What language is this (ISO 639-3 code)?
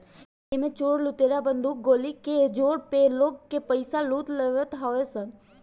bho